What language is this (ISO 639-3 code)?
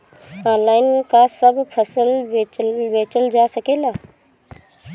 bho